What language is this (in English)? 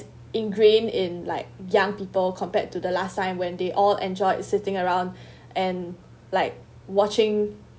English